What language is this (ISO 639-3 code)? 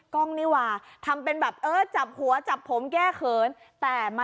tha